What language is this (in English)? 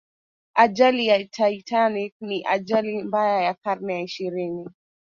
Swahili